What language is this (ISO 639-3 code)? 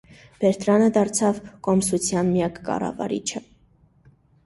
hye